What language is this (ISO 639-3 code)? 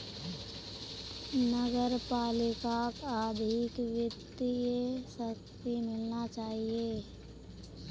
mag